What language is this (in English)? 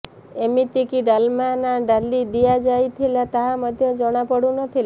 Odia